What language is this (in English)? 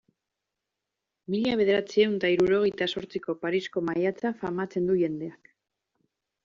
Basque